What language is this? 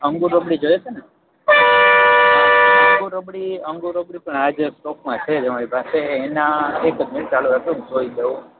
Gujarati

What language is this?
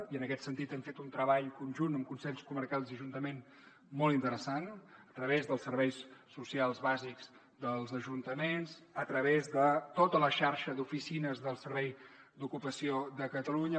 Catalan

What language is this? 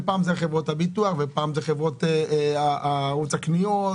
Hebrew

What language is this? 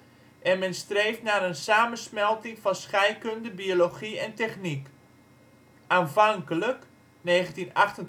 Dutch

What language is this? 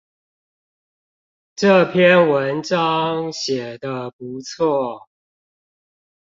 Chinese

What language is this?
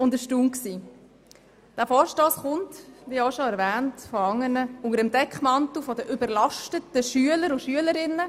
Swiss German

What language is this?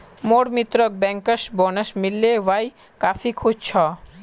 Magahi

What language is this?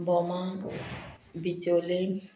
Konkani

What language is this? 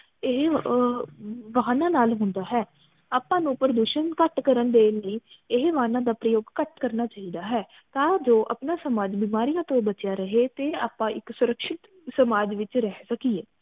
Punjabi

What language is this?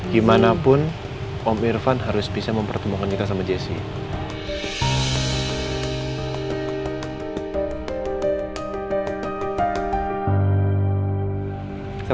Indonesian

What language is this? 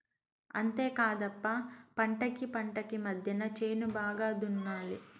Telugu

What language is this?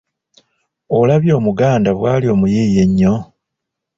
Ganda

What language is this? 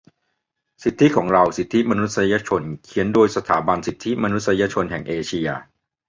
Thai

